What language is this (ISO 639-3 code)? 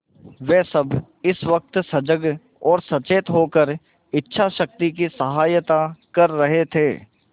hin